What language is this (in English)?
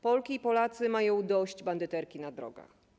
Polish